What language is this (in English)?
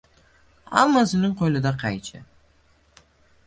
Uzbek